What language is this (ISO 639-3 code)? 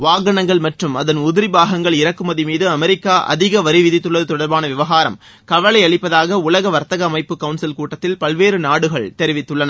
tam